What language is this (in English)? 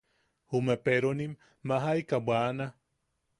Yaqui